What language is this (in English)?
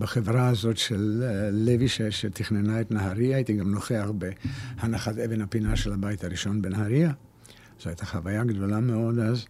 Hebrew